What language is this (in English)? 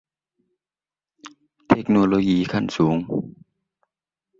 Thai